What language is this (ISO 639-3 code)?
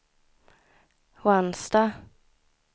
swe